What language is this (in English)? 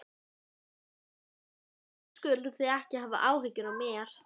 Icelandic